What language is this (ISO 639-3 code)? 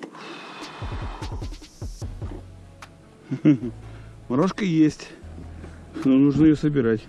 rus